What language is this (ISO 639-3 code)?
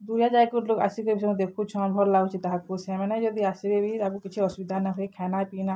ori